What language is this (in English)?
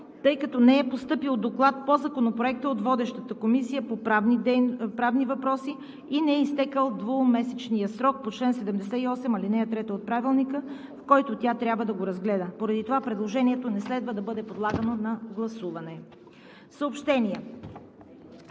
Bulgarian